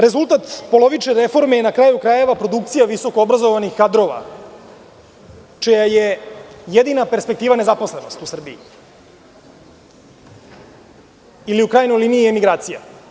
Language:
Serbian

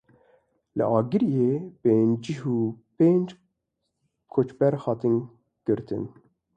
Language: Kurdish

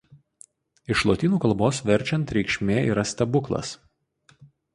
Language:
Lithuanian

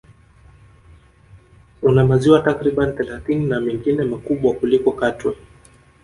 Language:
Swahili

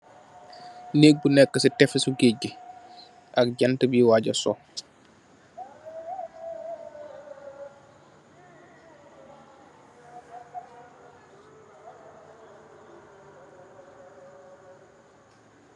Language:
Wolof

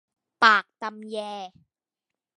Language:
Thai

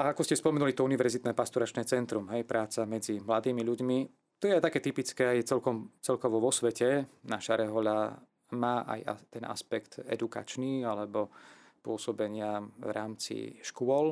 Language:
Slovak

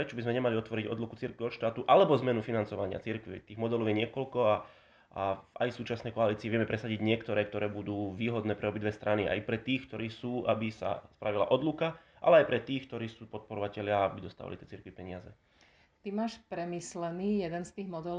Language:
Slovak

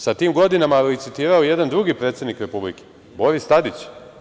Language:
Serbian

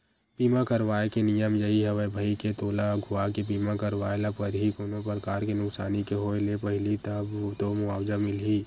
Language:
Chhattisgarhi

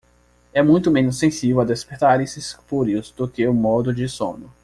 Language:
Portuguese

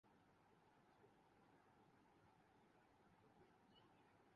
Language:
Urdu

